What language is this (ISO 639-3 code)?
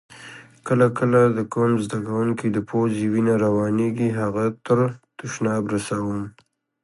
pus